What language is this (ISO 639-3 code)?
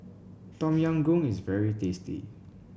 eng